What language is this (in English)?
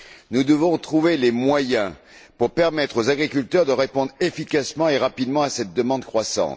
French